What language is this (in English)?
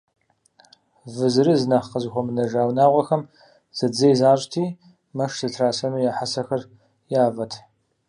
Kabardian